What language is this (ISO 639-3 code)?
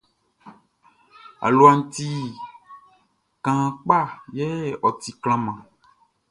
bci